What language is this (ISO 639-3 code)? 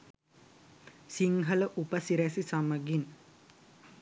sin